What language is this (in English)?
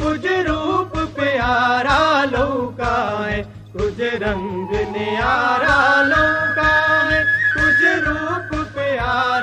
Urdu